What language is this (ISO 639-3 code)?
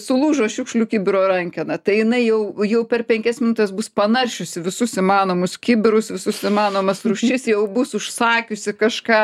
lit